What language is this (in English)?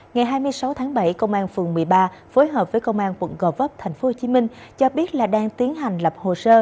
Vietnamese